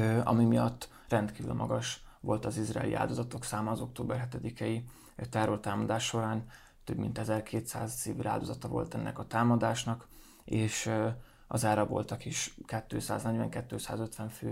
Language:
Hungarian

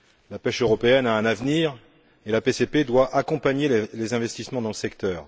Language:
French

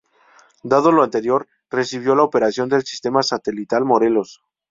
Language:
Spanish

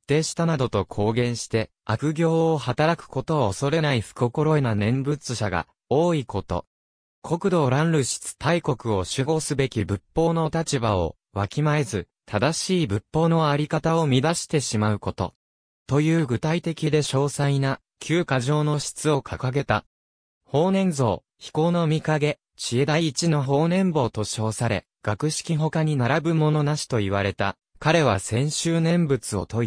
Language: Japanese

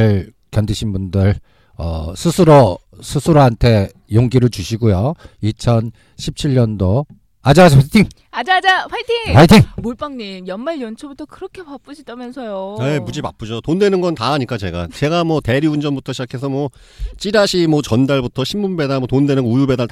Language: Korean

